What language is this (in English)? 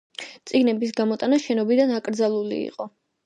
Georgian